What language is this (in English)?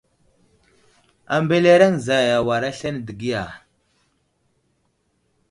Wuzlam